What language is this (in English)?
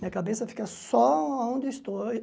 Portuguese